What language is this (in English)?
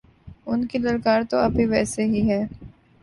Urdu